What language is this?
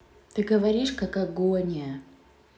Russian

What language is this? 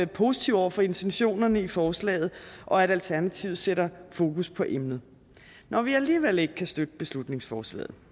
Danish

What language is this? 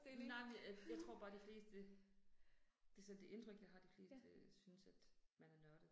Danish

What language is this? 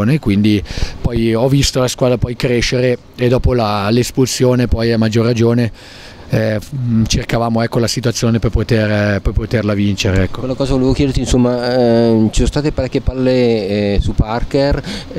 Italian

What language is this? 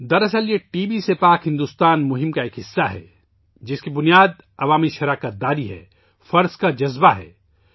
Urdu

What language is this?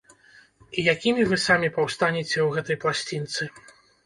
Belarusian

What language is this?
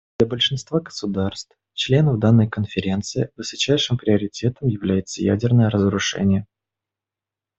Russian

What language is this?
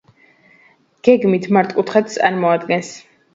Georgian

